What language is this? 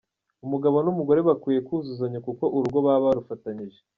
Kinyarwanda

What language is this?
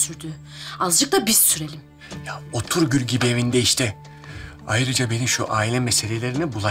Turkish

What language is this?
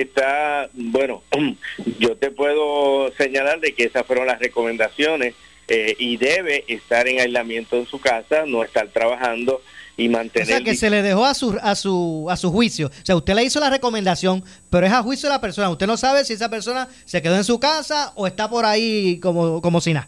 Spanish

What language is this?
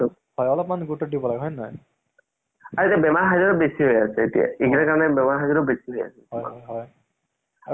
Assamese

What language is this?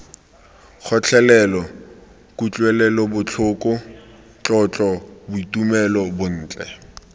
Tswana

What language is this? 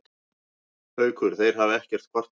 Icelandic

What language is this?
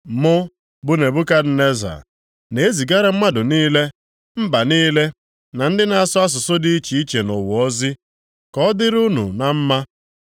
Igbo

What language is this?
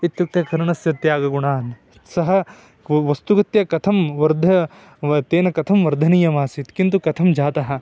Sanskrit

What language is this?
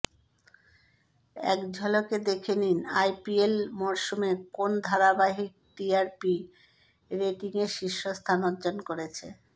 Bangla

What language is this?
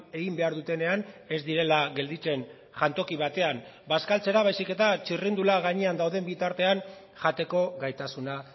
Basque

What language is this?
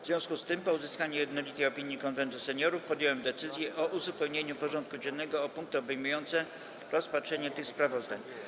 Polish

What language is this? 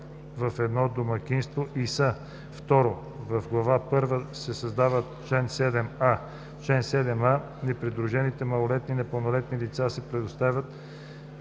Bulgarian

